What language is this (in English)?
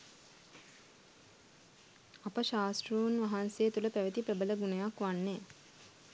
Sinhala